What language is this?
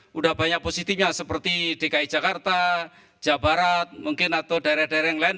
Indonesian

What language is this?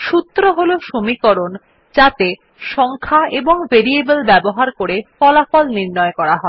Bangla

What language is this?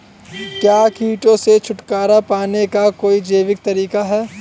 Hindi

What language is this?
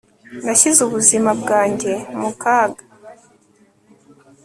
Kinyarwanda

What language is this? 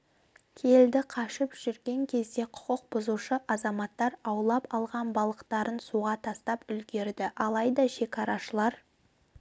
Kazakh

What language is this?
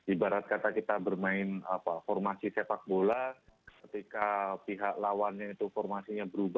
Indonesian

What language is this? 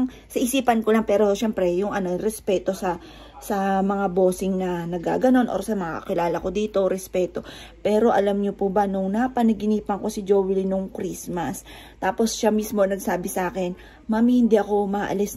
Filipino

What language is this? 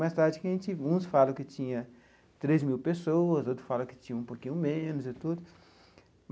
Portuguese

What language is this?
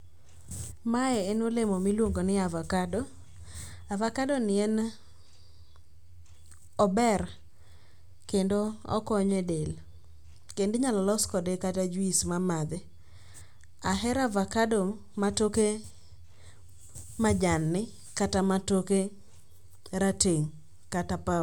Luo (Kenya and Tanzania)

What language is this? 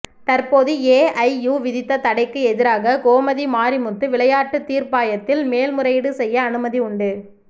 Tamil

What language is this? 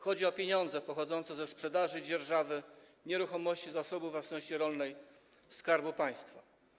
Polish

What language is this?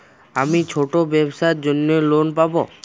Bangla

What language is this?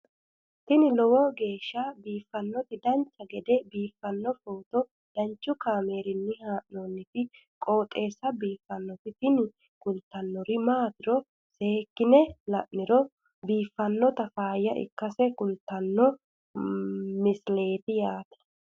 Sidamo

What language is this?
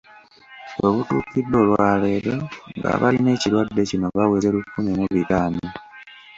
Ganda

